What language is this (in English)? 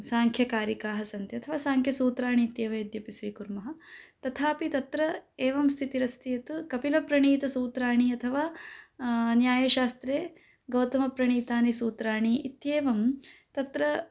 Sanskrit